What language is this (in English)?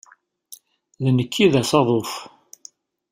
Kabyle